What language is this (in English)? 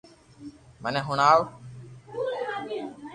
Loarki